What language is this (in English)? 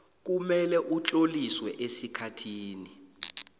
South Ndebele